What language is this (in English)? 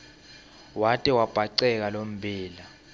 Swati